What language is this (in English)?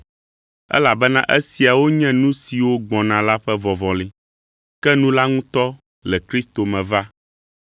Ewe